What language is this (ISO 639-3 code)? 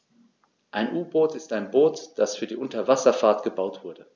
deu